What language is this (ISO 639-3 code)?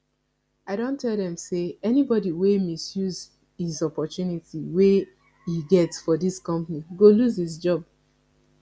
pcm